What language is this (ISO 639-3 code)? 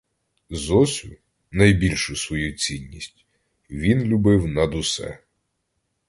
ukr